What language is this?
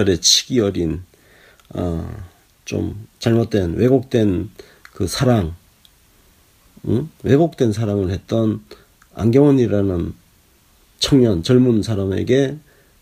Korean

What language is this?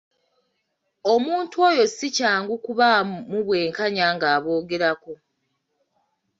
Ganda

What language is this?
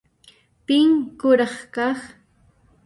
Puno Quechua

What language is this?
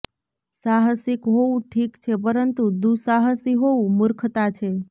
Gujarati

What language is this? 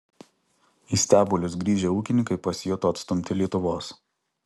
Lithuanian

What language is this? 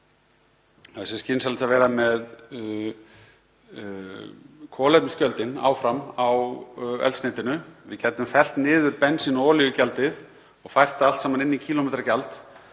Icelandic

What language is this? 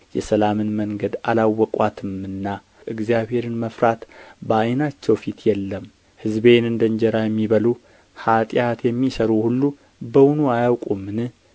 Amharic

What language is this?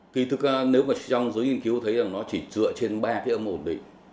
Vietnamese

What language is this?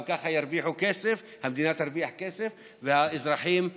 Hebrew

